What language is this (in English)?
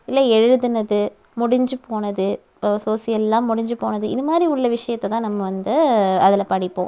Tamil